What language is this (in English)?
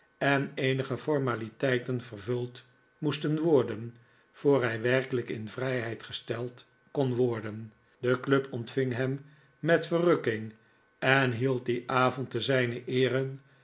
Dutch